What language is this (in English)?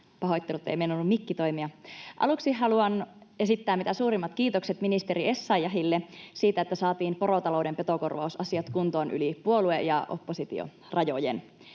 Finnish